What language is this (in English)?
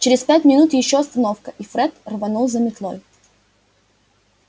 Russian